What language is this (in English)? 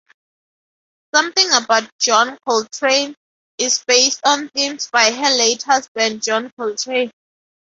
English